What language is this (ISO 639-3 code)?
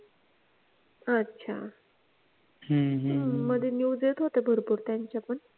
mar